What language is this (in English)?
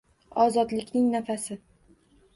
Uzbek